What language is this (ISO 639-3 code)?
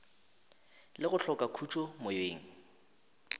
nso